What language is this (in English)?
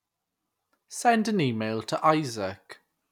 English